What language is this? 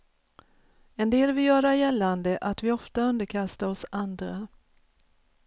Swedish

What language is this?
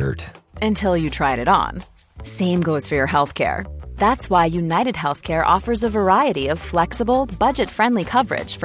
Persian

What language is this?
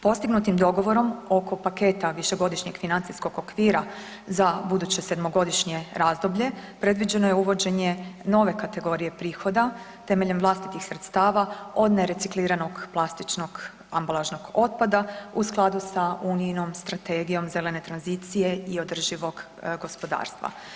Croatian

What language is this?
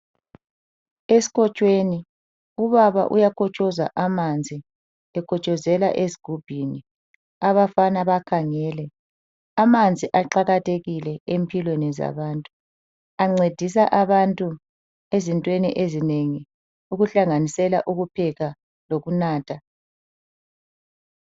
North Ndebele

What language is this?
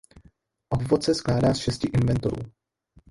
Czech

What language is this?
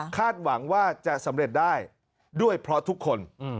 Thai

